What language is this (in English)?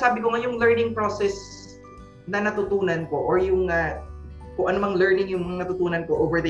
Filipino